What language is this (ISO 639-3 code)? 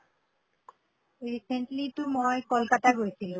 asm